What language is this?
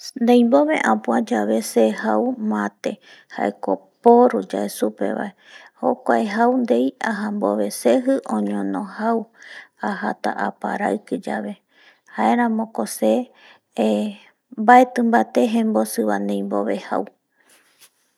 Eastern Bolivian Guaraní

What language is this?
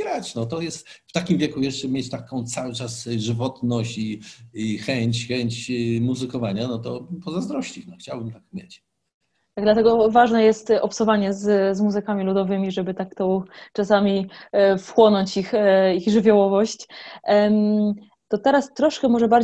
Polish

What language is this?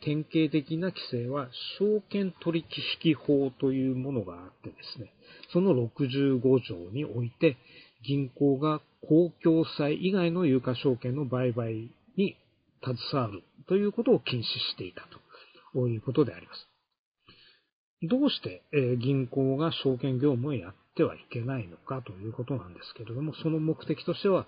Japanese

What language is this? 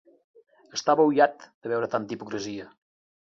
Catalan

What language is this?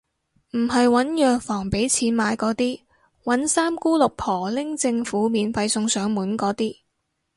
Cantonese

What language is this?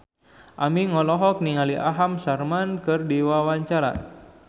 Sundanese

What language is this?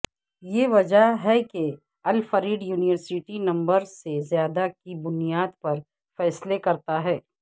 Urdu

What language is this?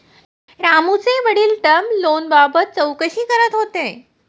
Marathi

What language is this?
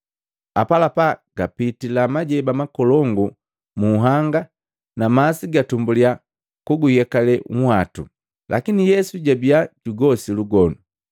Matengo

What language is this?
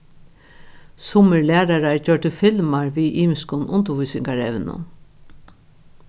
Faroese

